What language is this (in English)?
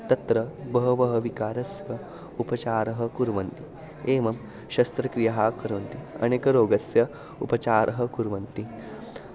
Sanskrit